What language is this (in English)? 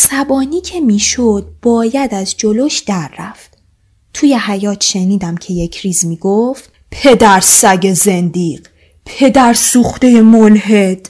Persian